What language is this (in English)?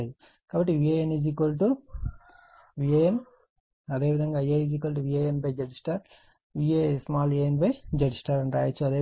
Telugu